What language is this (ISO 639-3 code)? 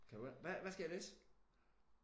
dan